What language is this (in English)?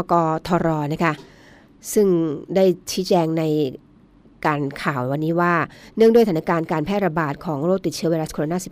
Thai